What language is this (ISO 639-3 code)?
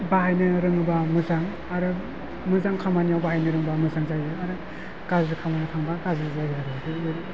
brx